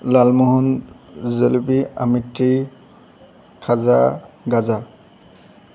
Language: Assamese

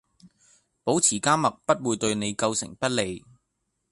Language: Cantonese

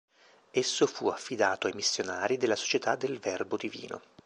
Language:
Italian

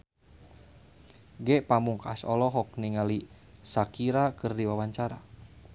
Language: Sundanese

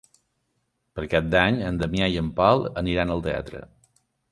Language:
Catalan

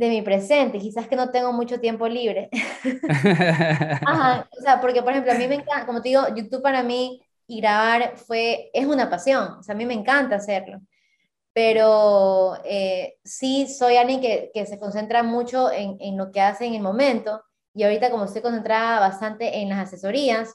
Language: Spanish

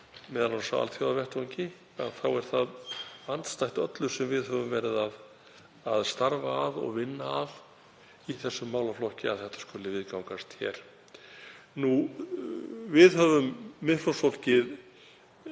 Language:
Icelandic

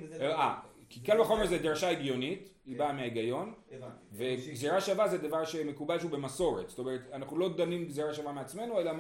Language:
Hebrew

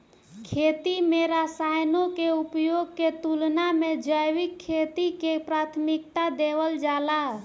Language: Bhojpuri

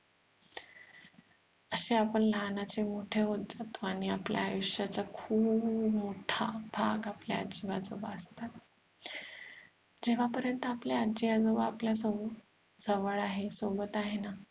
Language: Marathi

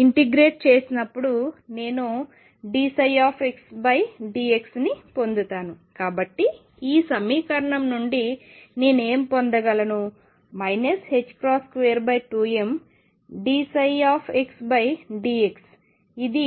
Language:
Telugu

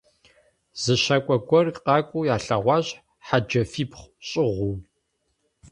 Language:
Kabardian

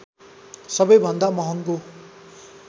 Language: Nepali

